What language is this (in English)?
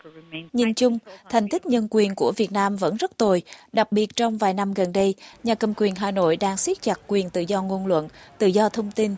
Vietnamese